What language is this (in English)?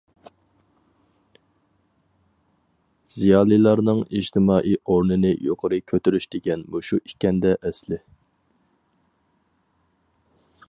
Uyghur